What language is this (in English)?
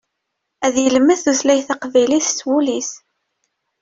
Kabyle